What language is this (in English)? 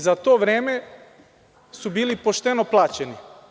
Serbian